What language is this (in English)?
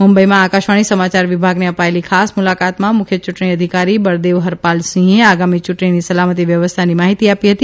Gujarati